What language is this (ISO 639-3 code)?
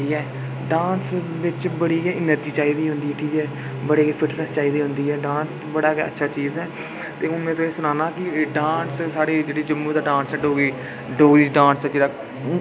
doi